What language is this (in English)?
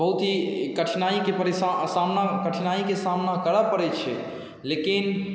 Maithili